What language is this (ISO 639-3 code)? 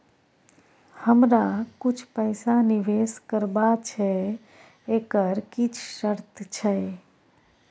mai